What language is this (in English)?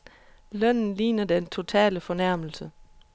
Danish